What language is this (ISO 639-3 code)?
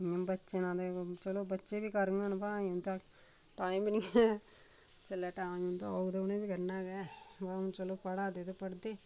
doi